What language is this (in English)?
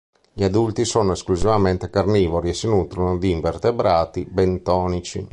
Italian